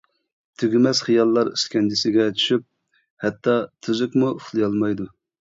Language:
Uyghur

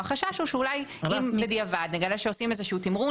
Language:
Hebrew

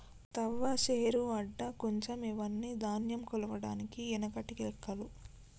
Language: Telugu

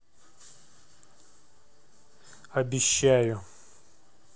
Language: Russian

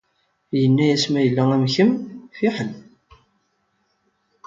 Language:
Kabyle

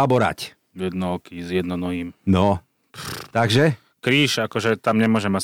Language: Slovak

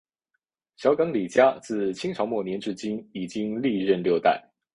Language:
Chinese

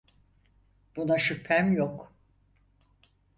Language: Turkish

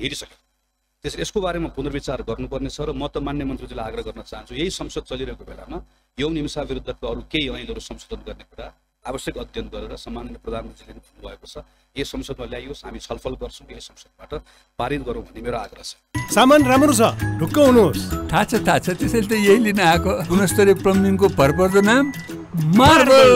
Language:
Romanian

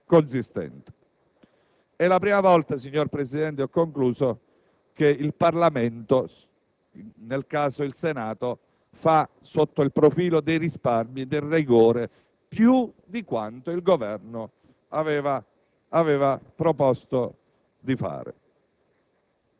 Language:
Italian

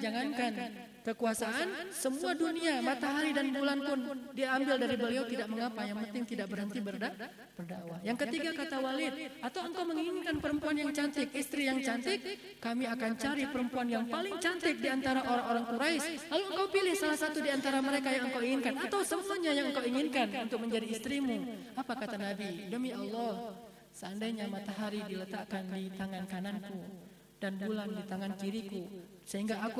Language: Indonesian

